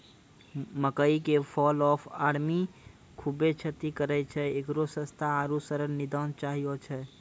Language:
Maithili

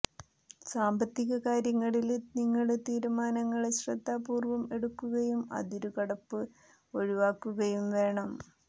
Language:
Malayalam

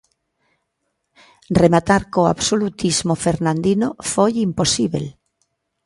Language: Galician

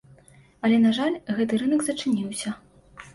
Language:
Belarusian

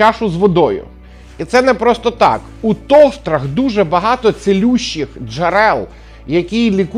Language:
Ukrainian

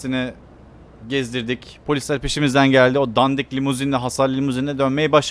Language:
Turkish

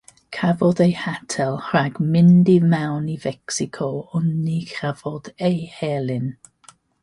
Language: Welsh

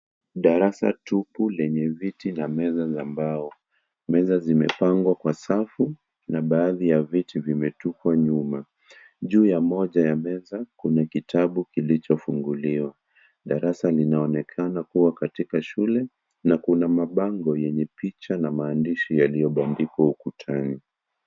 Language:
Swahili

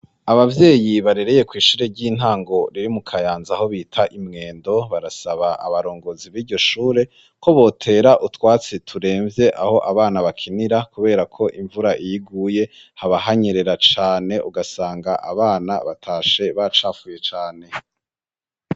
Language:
Rundi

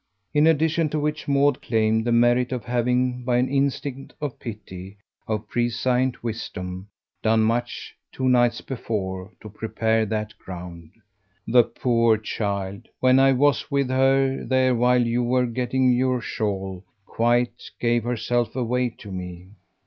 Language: English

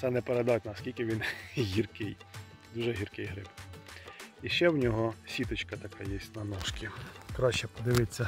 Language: Ukrainian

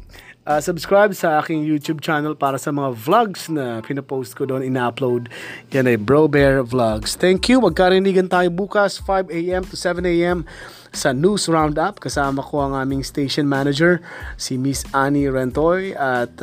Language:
Filipino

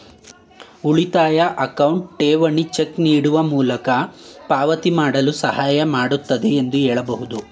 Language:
Kannada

